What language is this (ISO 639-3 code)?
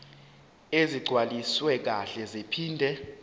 zul